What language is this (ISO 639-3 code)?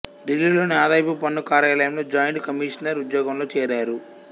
tel